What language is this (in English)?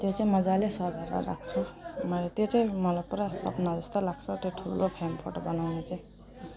Nepali